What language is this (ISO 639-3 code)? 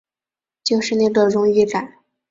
zho